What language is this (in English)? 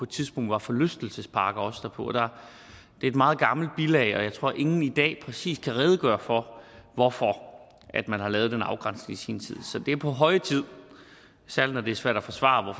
Danish